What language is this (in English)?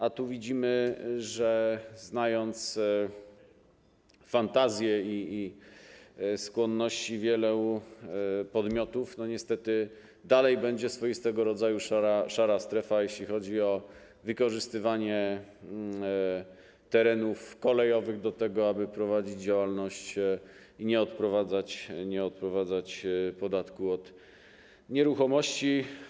Polish